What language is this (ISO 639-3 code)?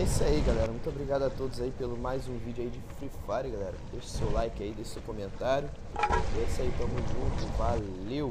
por